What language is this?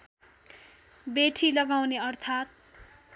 Nepali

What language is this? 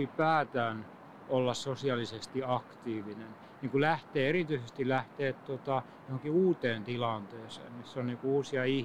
Finnish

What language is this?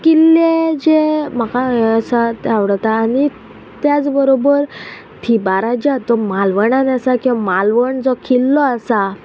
Konkani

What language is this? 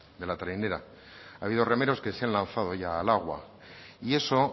Spanish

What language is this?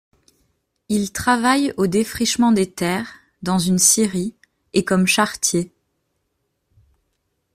French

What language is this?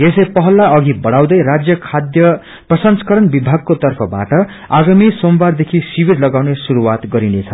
Nepali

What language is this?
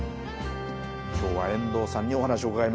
Japanese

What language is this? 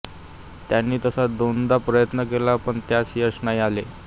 Marathi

